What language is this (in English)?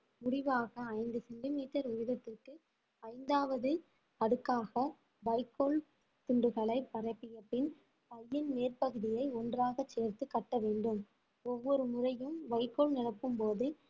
Tamil